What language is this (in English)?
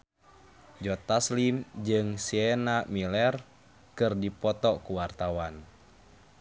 Sundanese